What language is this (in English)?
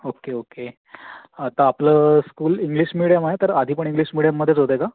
Marathi